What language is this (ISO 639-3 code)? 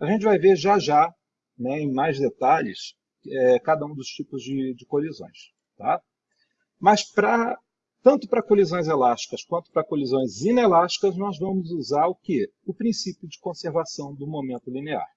por